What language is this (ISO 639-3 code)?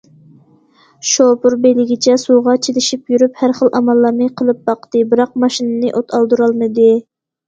uig